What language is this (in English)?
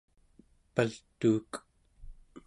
Central Yupik